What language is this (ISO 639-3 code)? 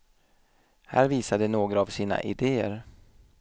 swe